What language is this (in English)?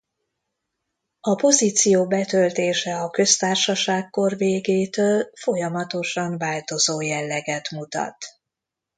Hungarian